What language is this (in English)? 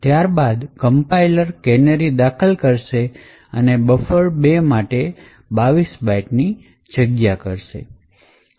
Gujarati